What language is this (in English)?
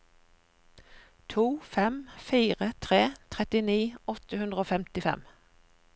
Norwegian